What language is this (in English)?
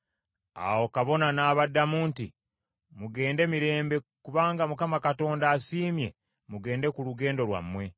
Ganda